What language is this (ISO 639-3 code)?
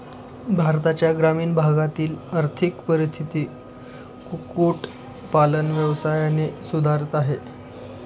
mar